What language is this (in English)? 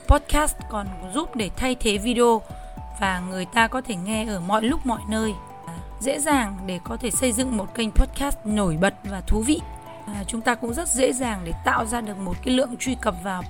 Vietnamese